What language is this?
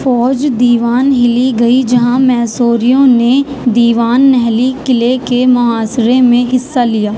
Urdu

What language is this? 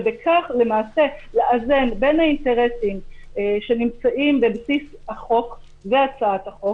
Hebrew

